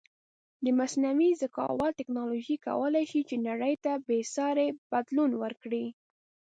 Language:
Pashto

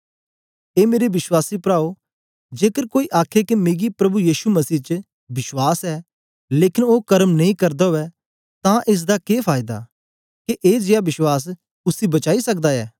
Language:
Dogri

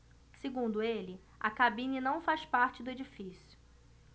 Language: Portuguese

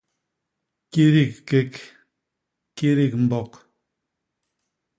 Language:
Basaa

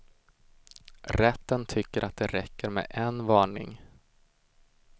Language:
Swedish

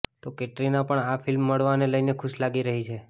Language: Gujarati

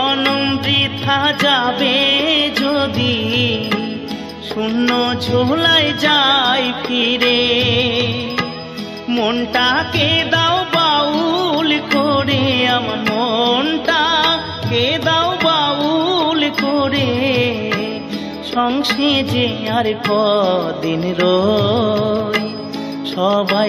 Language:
Hindi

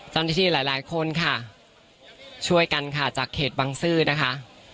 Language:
Thai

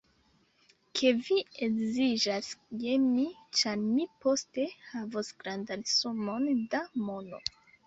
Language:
Esperanto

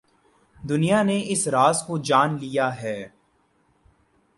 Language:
Urdu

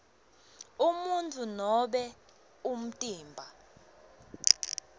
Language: Swati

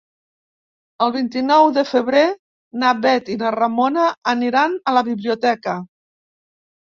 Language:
Catalan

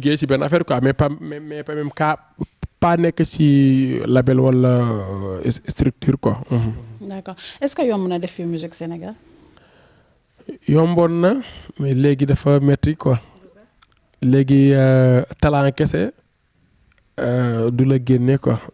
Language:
French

